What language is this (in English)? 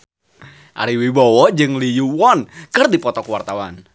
Sundanese